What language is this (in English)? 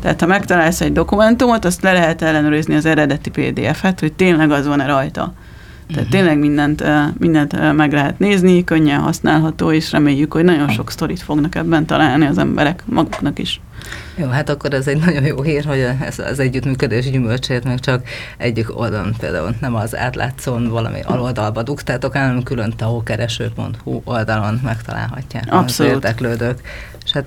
Hungarian